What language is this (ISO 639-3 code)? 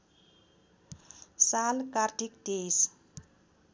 nep